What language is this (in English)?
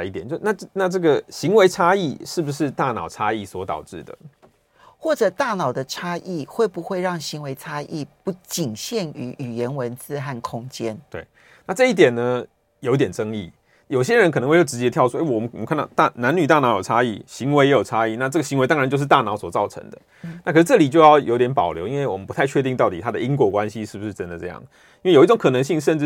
Chinese